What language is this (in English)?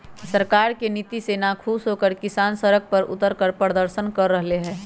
Magahi